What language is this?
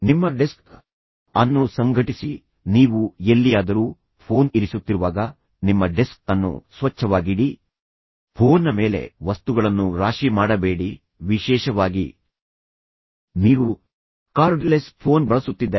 Kannada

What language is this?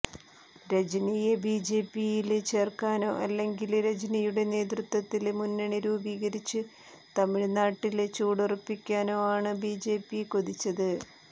Malayalam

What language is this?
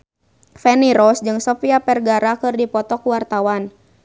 Sundanese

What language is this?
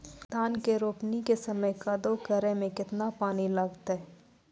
Maithili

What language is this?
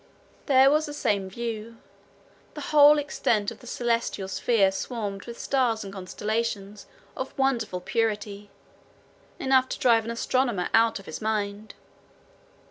English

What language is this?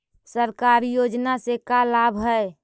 Magahi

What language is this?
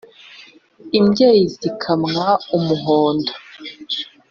Kinyarwanda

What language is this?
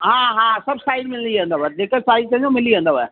Sindhi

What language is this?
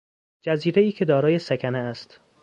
Persian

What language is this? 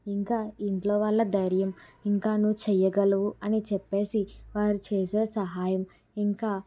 Telugu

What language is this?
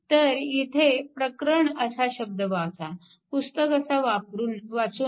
Marathi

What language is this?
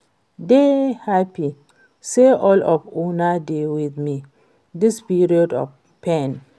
Nigerian Pidgin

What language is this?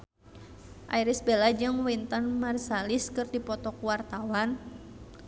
Sundanese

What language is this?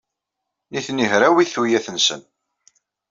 Kabyle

